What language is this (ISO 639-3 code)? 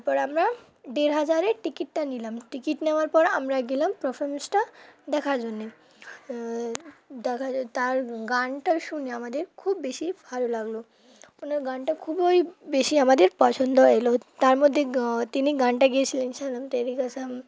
ben